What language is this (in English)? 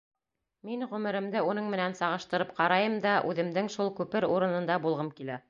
Bashkir